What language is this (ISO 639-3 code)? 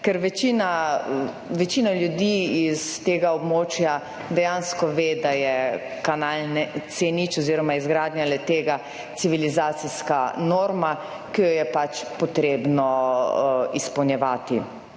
slv